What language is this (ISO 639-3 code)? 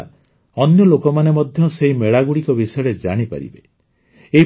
ori